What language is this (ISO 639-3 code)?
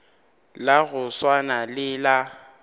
nso